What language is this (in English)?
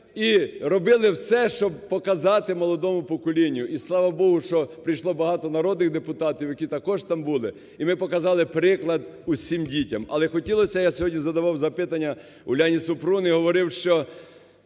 Ukrainian